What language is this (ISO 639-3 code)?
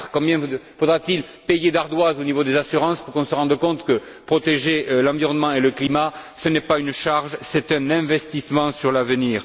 fra